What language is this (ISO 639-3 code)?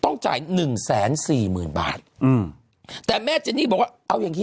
tha